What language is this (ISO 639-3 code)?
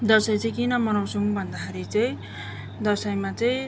nep